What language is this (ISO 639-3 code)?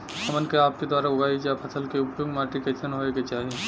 bho